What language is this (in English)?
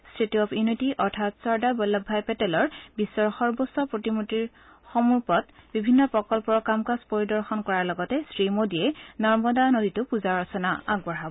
Assamese